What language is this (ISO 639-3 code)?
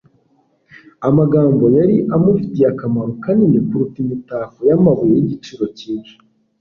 kin